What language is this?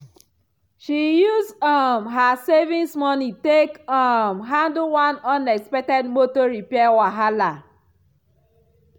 Nigerian Pidgin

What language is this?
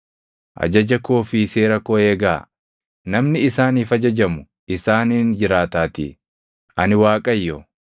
Oromo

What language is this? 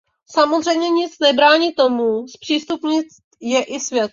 Czech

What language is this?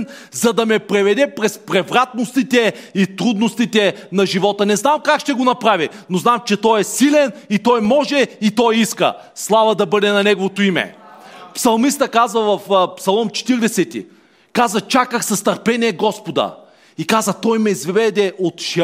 Bulgarian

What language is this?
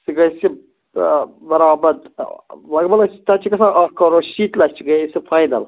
Kashmiri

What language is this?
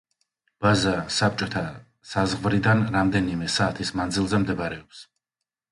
Georgian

